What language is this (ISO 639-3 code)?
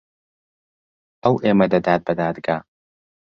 ckb